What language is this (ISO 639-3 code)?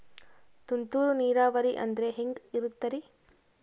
kan